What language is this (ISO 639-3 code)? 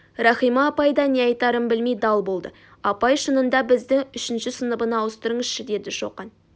kaz